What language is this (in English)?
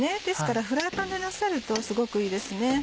Japanese